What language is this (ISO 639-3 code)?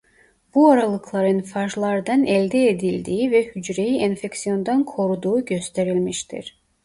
tur